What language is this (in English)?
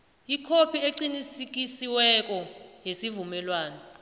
South Ndebele